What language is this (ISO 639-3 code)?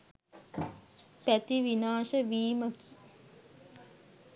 sin